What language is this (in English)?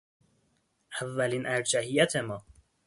Persian